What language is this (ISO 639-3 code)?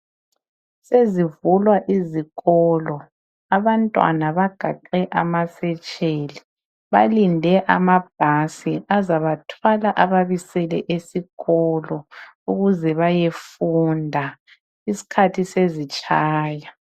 nde